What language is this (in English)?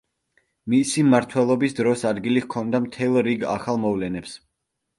Georgian